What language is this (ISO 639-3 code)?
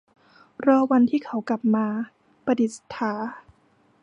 tha